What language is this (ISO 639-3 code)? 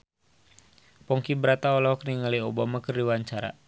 sun